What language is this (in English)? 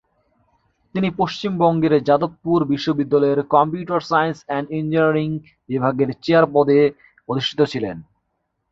Bangla